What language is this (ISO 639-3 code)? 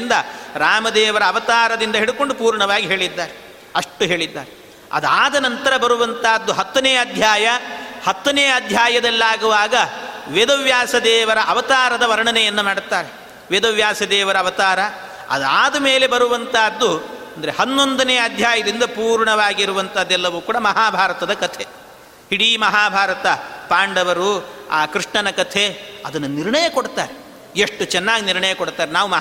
kan